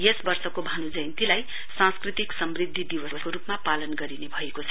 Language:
Nepali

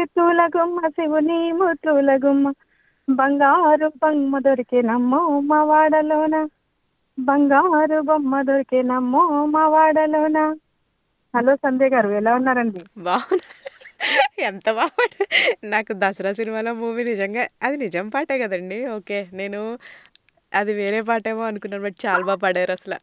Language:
Telugu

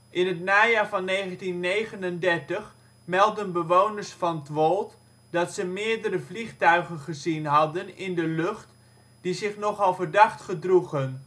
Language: Dutch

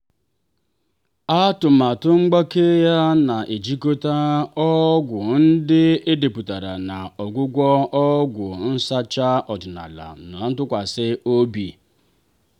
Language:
Igbo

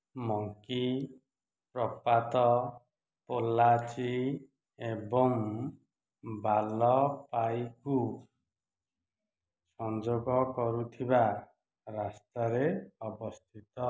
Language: Odia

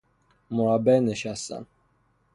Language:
Persian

